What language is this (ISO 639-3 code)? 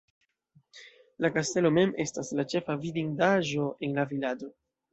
epo